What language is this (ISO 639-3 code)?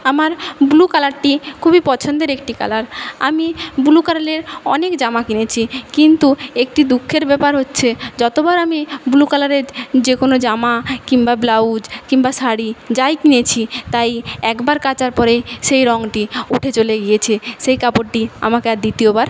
ben